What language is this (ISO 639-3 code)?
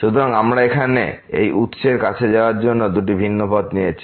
ben